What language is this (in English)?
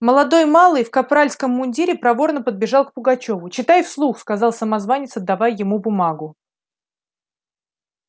Russian